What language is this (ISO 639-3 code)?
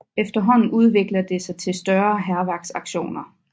dan